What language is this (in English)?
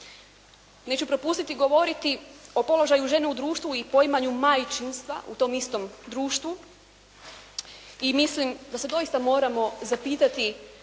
Croatian